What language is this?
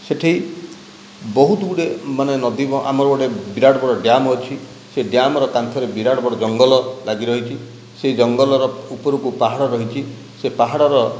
Odia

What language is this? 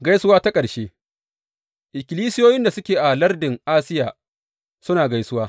Hausa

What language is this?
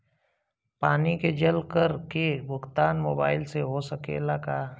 Bhojpuri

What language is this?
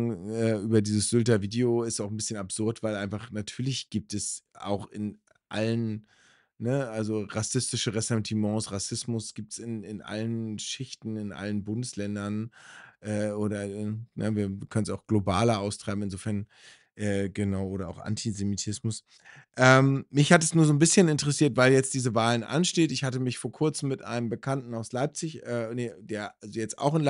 German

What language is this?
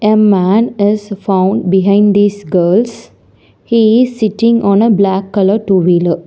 English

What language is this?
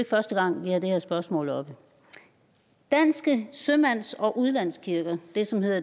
Danish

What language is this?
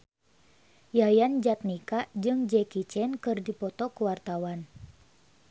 Sundanese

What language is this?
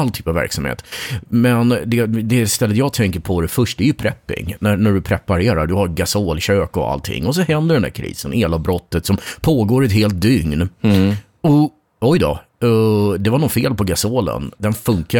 Swedish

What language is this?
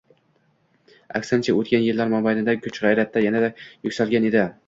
Uzbek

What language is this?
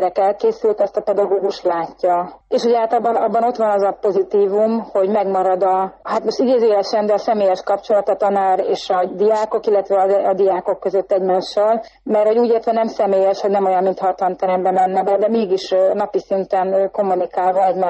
Hungarian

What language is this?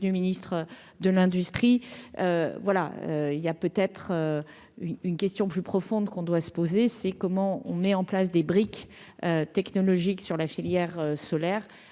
French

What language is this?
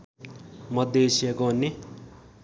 Nepali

